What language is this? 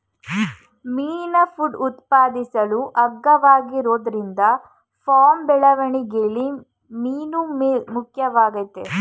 Kannada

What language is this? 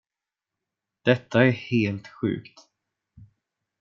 Swedish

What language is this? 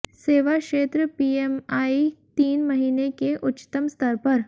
Hindi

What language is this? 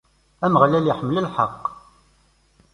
Kabyle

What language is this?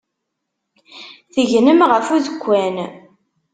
Kabyle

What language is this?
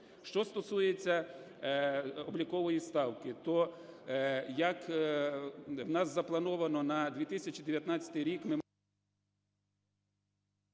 Ukrainian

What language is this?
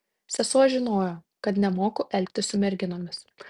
Lithuanian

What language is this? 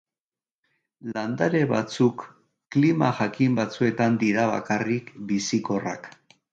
Basque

